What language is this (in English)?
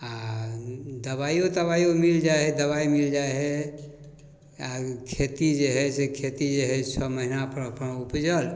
Maithili